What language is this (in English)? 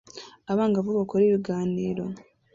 Kinyarwanda